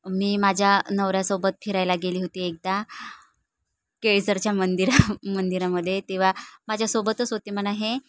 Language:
Marathi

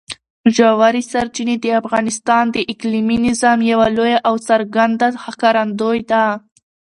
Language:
Pashto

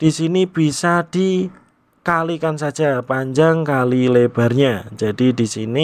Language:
Indonesian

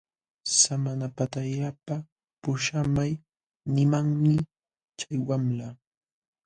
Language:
Jauja Wanca Quechua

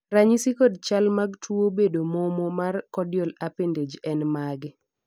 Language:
Luo (Kenya and Tanzania)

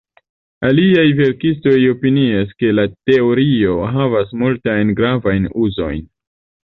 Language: Esperanto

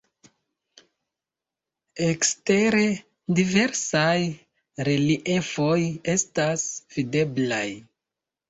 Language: Esperanto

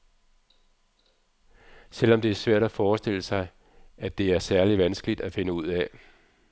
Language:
Danish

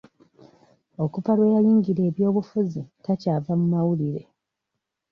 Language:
Ganda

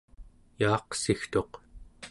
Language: Central Yupik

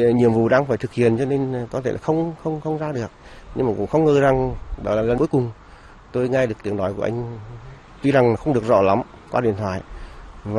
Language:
Vietnamese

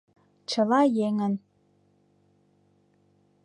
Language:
Mari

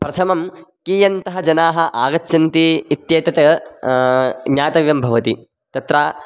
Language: Sanskrit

